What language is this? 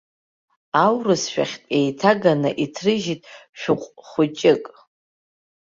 Abkhazian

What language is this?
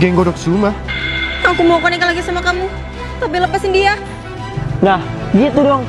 Indonesian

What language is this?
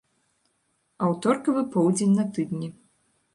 Belarusian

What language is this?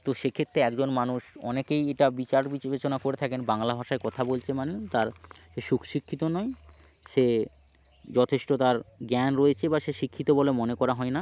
Bangla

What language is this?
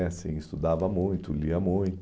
Portuguese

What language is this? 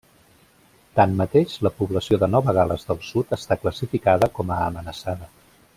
Catalan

